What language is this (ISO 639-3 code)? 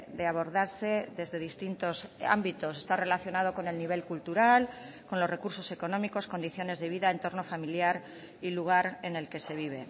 spa